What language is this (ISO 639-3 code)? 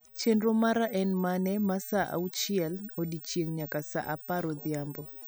luo